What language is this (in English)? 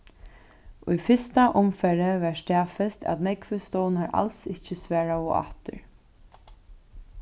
Faroese